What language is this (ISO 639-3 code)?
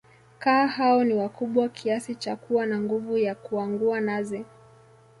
swa